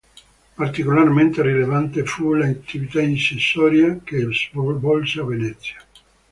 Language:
Italian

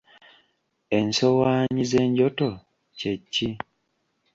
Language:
Ganda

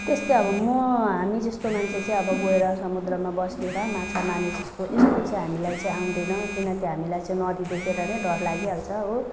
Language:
Nepali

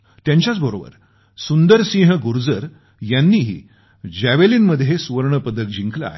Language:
Marathi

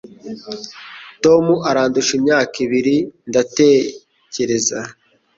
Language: Kinyarwanda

